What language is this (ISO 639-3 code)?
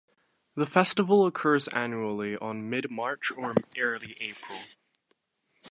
eng